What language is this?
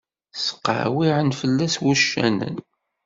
Kabyle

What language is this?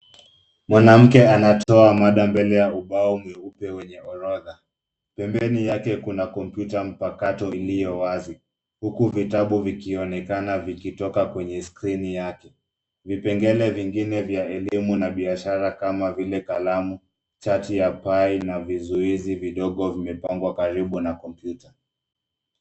Swahili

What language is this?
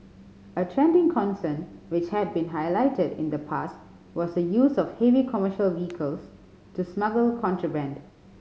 English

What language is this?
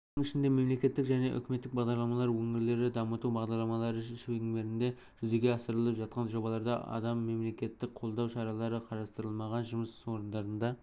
Kazakh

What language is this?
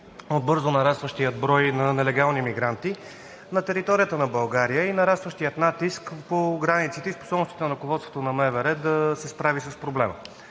Bulgarian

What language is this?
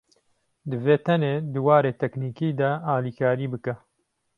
Kurdish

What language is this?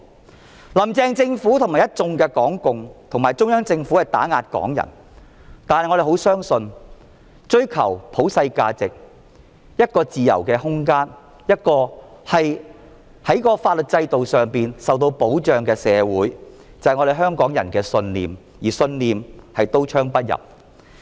Cantonese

